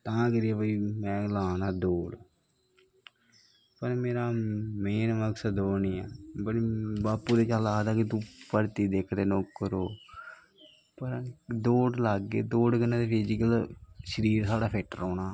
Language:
Dogri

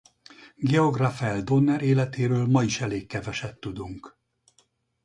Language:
Hungarian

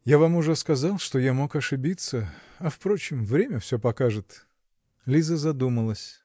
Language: Russian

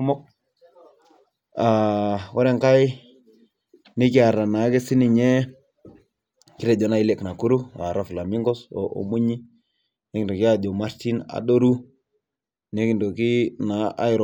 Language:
Masai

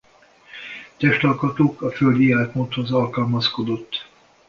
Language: Hungarian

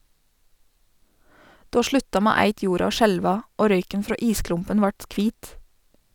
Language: Norwegian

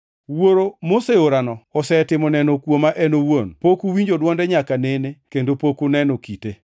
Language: Luo (Kenya and Tanzania)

